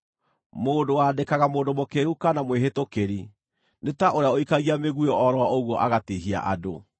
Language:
Kikuyu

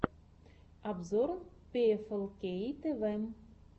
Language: Russian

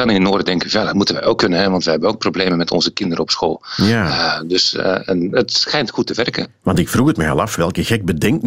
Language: Dutch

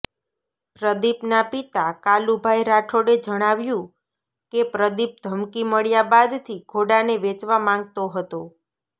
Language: Gujarati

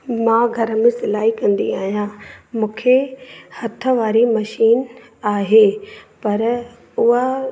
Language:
Sindhi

